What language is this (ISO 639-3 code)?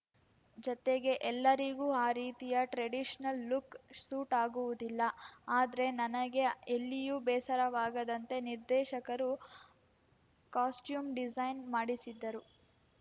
kan